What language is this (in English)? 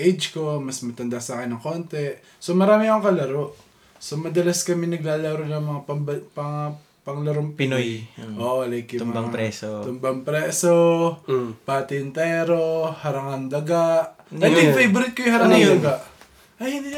Filipino